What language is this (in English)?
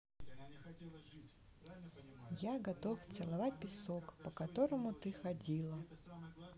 Russian